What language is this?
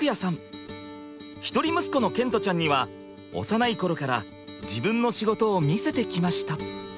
Japanese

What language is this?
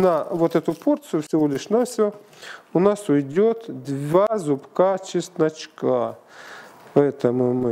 Russian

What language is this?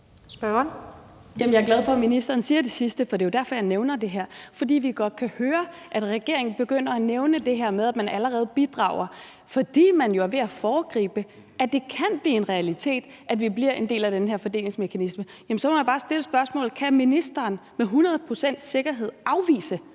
Danish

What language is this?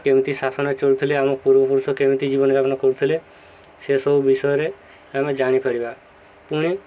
Odia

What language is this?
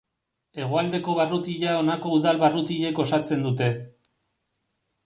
Basque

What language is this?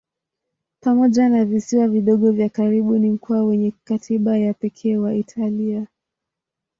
Swahili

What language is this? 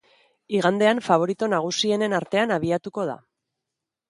Basque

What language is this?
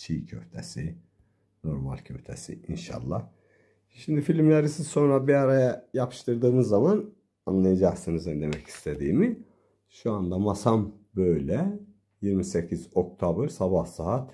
Turkish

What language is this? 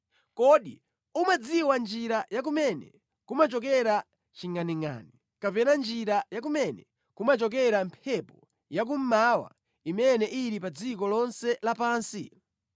Nyanja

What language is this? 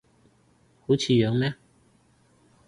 Cantonese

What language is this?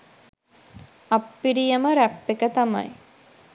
Sinhala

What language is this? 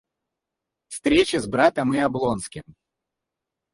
Russian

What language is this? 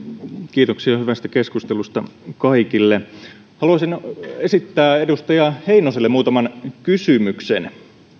Finnish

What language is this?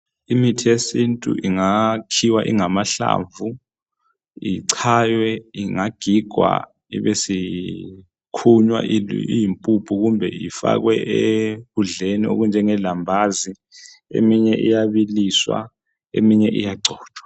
North Ndebele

